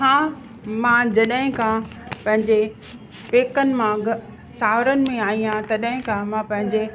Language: Sindhi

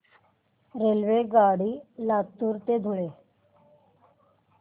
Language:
Marathi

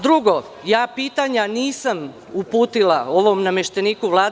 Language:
Serbian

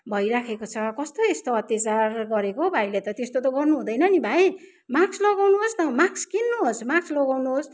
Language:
Nepali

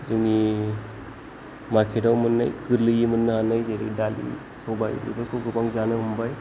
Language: Bodo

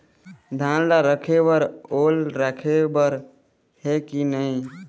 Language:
Chhattisgarhi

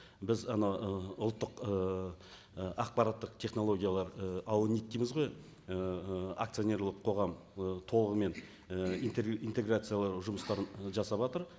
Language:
Kazakh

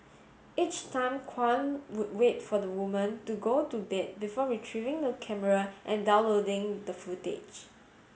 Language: English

